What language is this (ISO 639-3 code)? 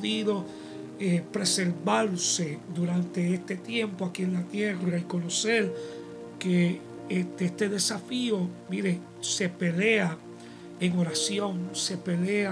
spa